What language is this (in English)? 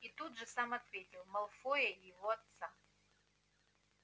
Russian